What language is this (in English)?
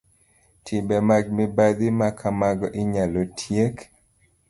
Luo (Kenya and Tanzania)